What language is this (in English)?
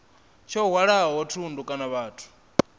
Venda